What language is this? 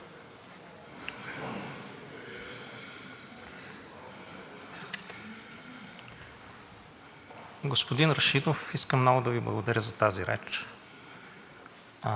Bulgarian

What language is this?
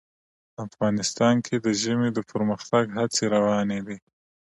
Pashto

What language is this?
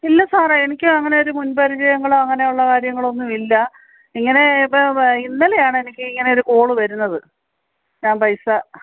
Malayalam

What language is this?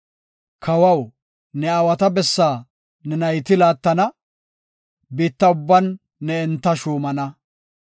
Gofa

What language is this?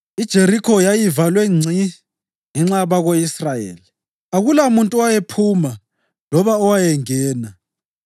North Ndebele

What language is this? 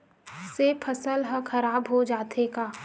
Chhattisgarhi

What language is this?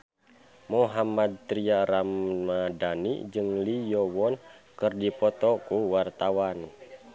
Sundanese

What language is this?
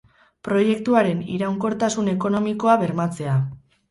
Basque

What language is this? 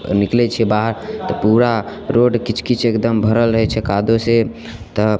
Maithili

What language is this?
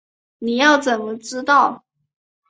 Chinese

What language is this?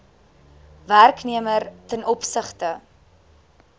Afrikaans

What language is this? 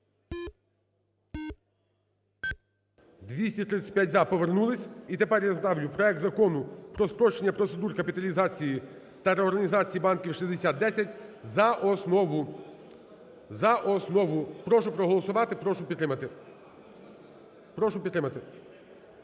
Ukrainian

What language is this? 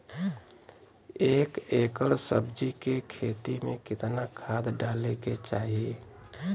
Bhojpuri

